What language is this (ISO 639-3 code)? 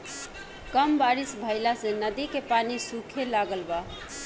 bho